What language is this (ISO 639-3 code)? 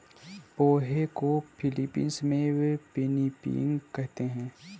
hin